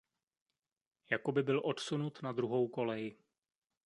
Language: Czech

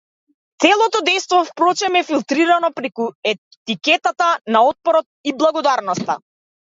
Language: Macedonian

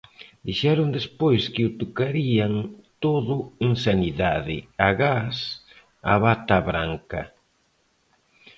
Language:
Galician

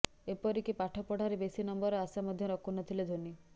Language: Odia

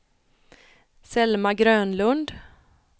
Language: Swedish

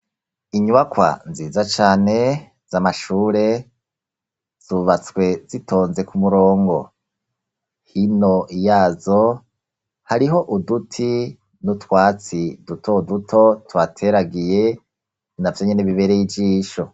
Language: Rundi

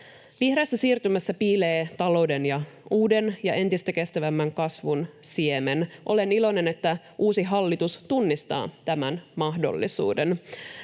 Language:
Finnish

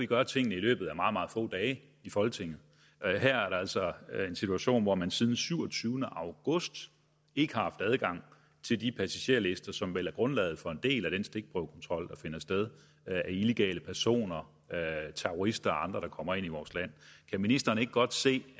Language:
Danish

